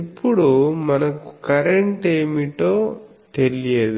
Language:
Telugu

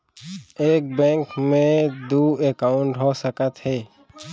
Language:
Chhattisgarhi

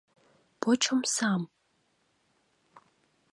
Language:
Mari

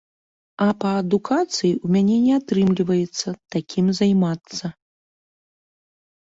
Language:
Belarusian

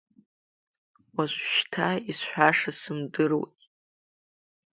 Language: Abkhazian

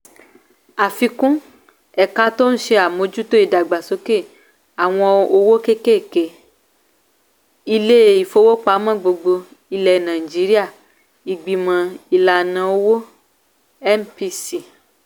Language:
Yoruba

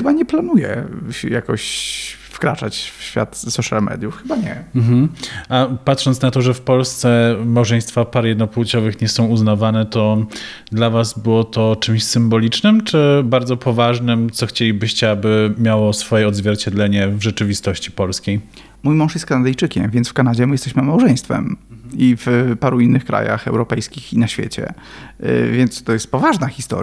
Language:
Polish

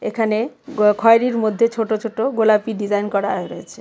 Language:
Bangla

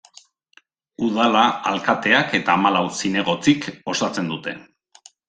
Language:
Basque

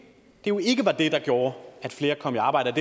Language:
Danish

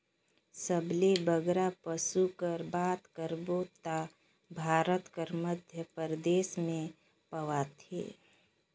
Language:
Chhattisgarhi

